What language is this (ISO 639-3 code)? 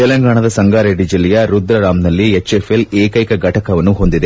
kan